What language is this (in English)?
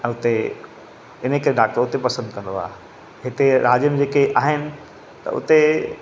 Sindhi